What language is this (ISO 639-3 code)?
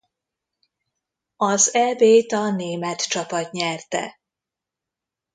hun